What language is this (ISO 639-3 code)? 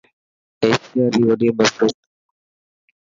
mki